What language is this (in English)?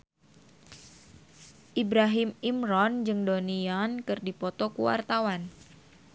Sundanese